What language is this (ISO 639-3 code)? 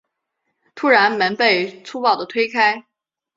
zho